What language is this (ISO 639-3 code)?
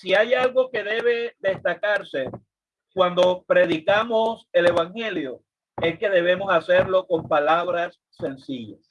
spa